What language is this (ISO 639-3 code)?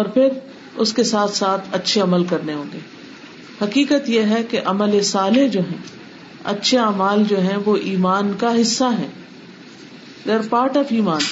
urd